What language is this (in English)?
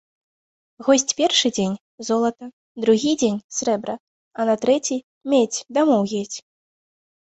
Belarusian